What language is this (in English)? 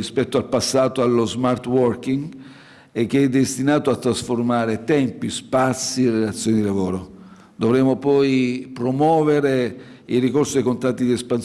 Italian